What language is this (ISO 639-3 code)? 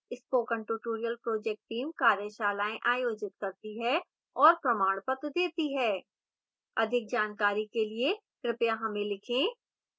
hin